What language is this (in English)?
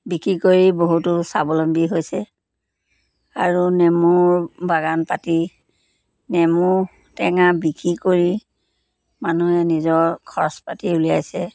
Assamese